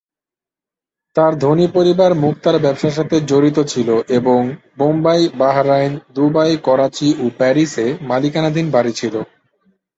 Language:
Bangla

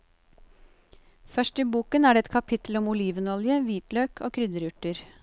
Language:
Norwegian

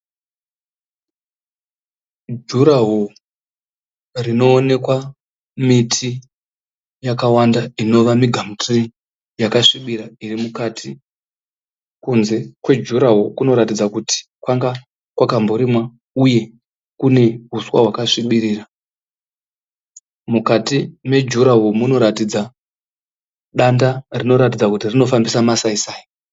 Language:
Shona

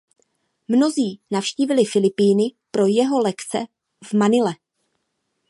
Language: Czech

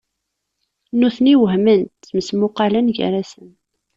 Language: Kabyle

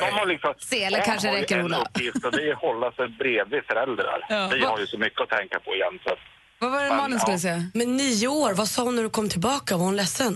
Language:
Swedish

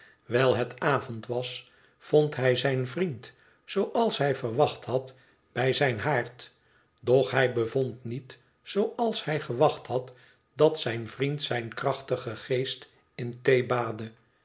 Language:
Dutch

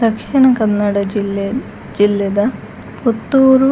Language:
Tulu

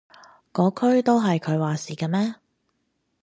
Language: Cantonese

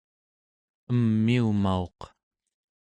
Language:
Central Yupik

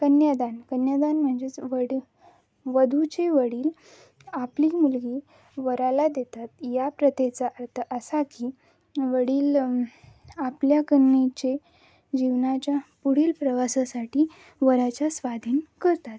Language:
Marathi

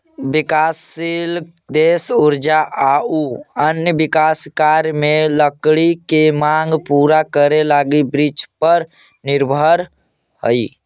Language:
Magahi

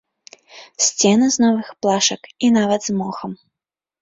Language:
Belarusian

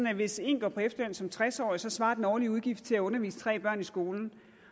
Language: Danish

